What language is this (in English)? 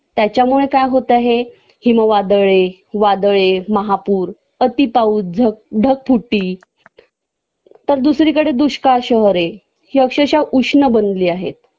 Marathi